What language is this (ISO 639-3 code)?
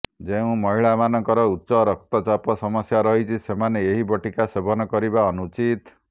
ori